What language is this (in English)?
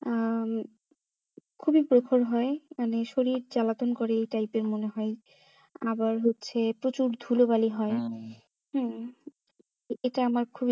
Bangla